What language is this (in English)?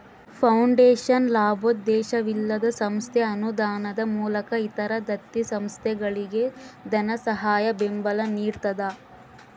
Kannada